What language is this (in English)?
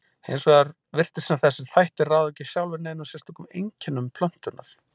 Icelandic